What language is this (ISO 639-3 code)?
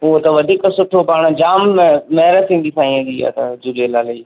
snd